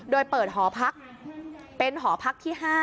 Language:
Thai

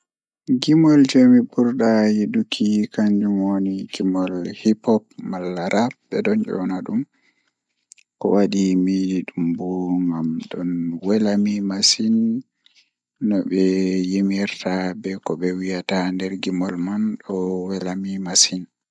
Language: Fula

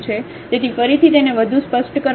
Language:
Gujarati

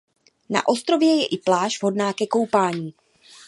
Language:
Czech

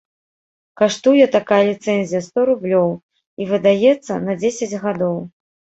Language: Belarusian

